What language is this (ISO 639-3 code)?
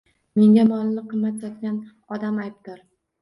uzb